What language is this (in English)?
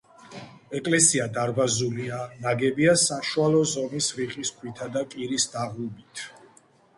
Georgian